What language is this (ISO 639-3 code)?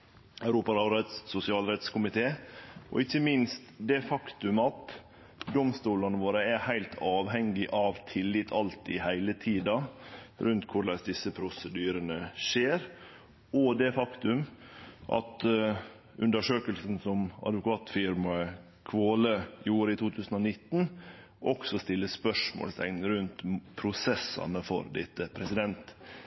nno